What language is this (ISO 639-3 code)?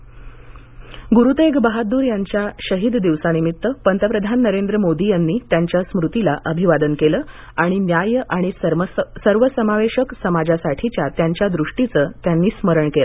mar